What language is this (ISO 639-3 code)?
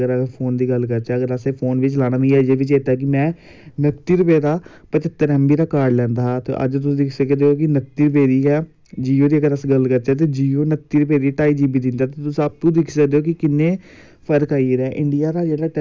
doi